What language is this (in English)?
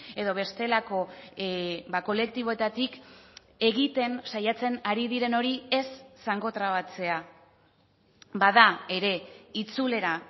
Basque